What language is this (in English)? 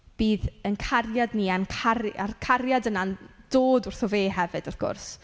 Welsh